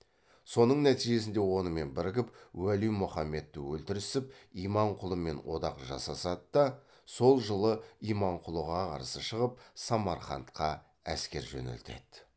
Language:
Kazakh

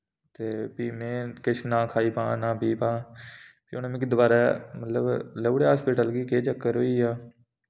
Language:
Dogri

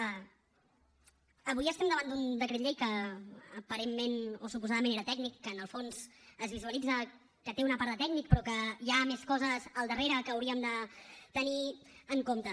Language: Catalan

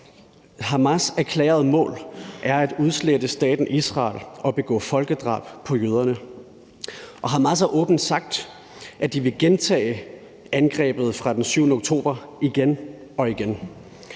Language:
Danish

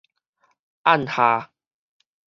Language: Min Nan Chinese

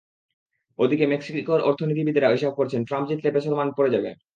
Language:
Bangla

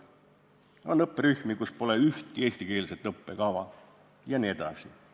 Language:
Estonian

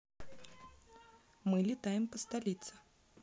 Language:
Russian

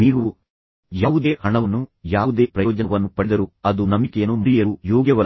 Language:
Kannada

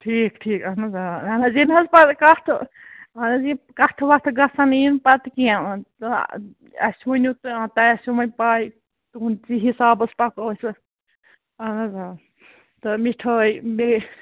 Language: Kashmiri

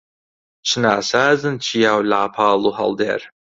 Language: Central Kurdish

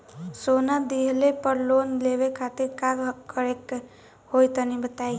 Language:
Bhojpuri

